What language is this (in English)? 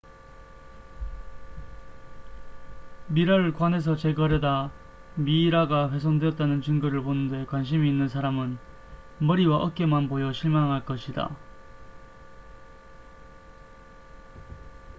Korean